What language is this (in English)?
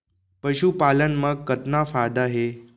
Chhattisgarhi